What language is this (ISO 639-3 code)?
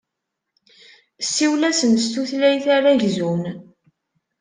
kab